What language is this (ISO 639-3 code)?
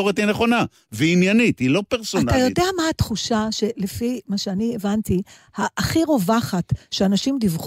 heb